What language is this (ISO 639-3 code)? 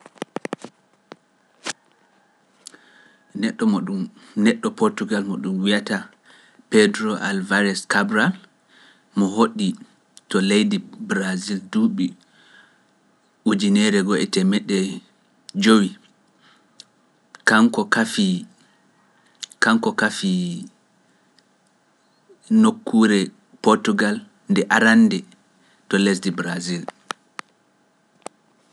fuf